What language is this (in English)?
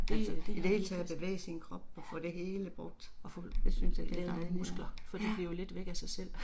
Danish